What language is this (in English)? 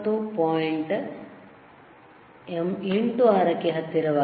Kannada